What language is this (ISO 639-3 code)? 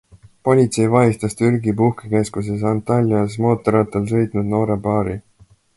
est